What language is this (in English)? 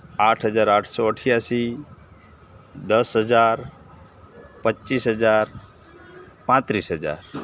Gujarati